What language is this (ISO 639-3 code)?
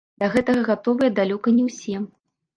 bel